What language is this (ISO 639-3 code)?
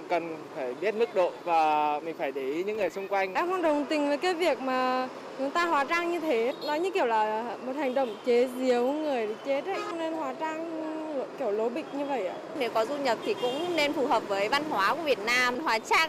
vie